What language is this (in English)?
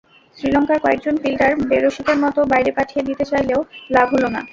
Bangla